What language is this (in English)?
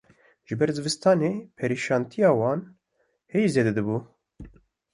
Kurdish